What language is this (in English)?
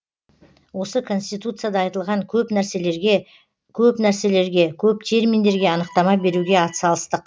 Kazakh